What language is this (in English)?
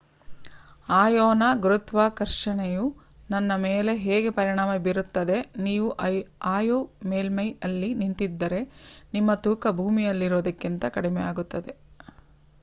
Kannada